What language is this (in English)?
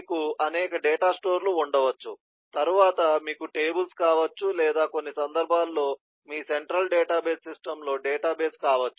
Telugu